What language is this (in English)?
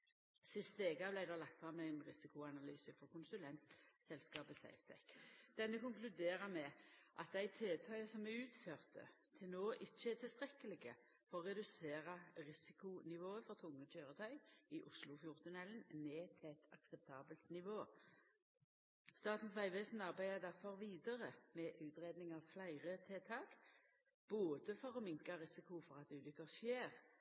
Norwegian Nynorsk